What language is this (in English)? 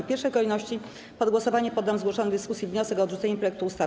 Polish